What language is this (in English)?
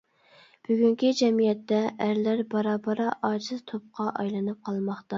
Uyghur